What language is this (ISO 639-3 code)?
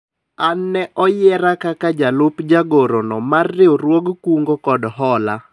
luo